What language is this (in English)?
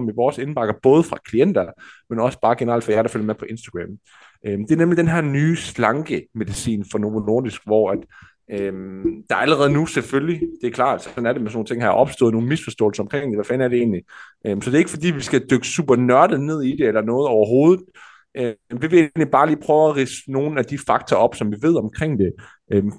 Danish